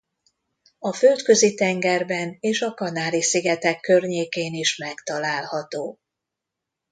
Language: Hungarian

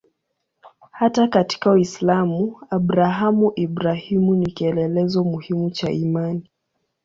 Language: Swahili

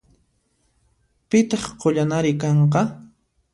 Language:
Puno Quechua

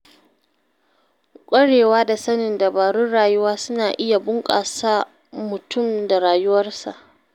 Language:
Hausa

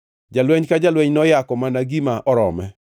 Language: Luo (Kenya and Tanzania)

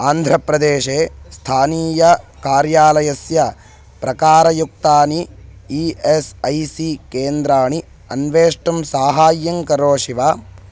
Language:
Sanskrit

